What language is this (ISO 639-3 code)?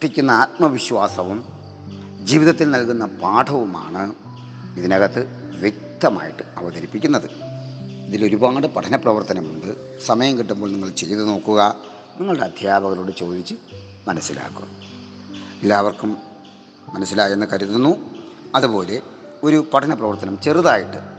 mal